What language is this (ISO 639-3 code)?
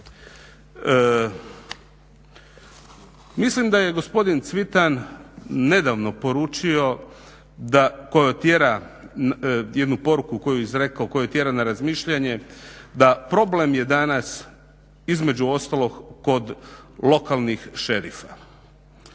hrv